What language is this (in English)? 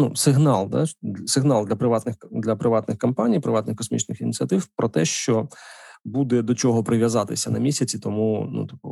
Ukrainian